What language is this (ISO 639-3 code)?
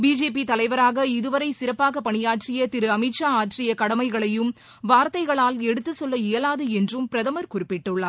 tam